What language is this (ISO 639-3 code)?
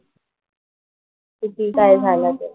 mar